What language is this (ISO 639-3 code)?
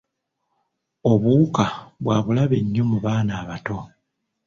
lug